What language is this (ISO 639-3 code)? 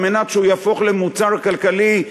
heb